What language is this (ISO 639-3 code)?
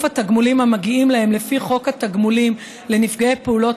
heb